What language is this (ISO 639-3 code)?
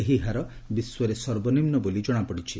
ori